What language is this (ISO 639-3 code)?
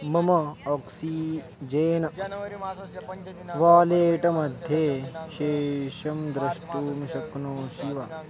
san